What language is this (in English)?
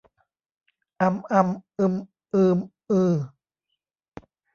Thai